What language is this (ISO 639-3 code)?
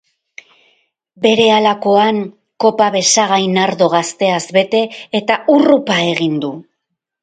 eus